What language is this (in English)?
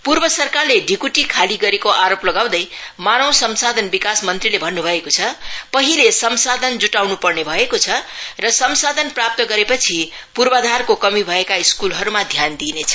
Nepali